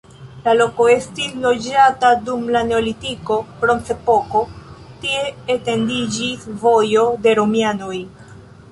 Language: Esperanto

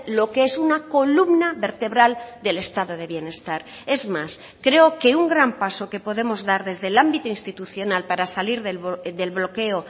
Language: Spanish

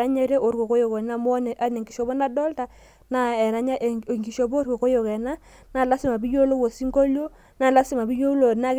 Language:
Masai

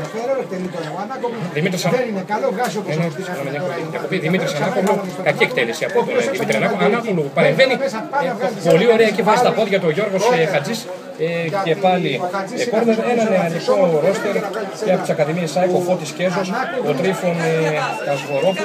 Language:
Greek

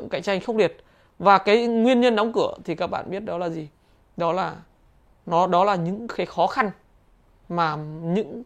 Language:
Vietnamese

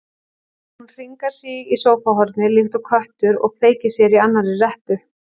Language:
Icelandic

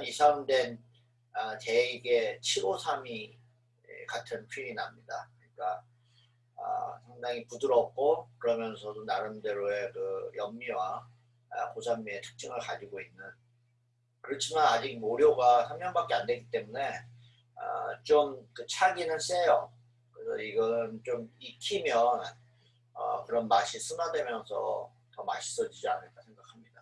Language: Korean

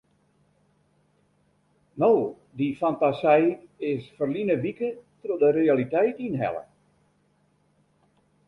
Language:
Western Frisian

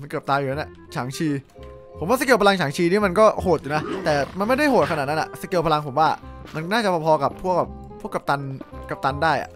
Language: Thai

